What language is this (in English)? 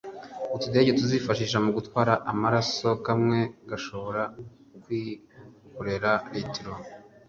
Kinyarwanda